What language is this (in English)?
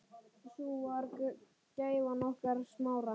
Icelandic